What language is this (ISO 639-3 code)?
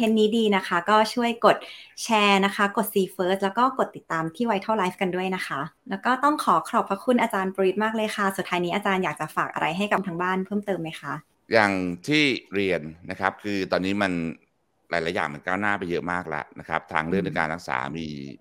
tha